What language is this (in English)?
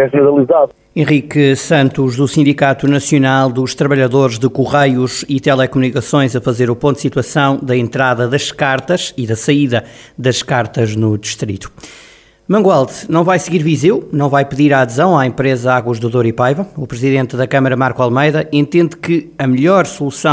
Portuguese